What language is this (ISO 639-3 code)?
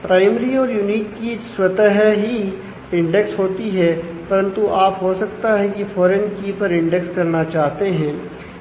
hin